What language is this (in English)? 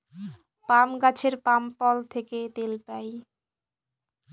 Bangla